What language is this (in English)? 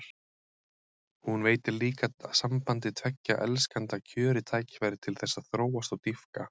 Icelandic